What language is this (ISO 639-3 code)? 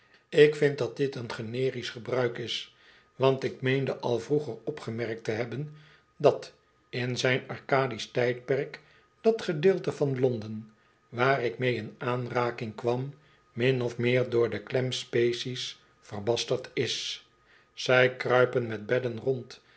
nld